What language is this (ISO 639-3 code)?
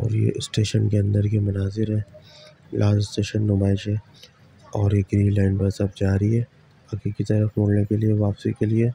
hin